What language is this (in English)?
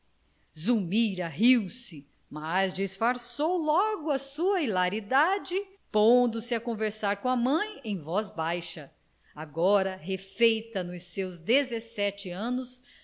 Portuguese